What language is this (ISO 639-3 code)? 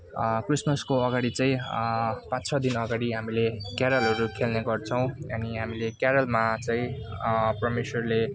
nep